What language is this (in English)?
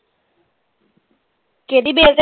Punjabi